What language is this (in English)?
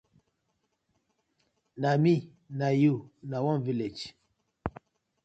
Nigerian Pidgin